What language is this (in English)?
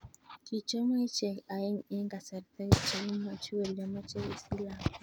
Kalenjin